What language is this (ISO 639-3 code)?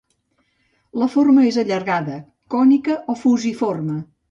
cat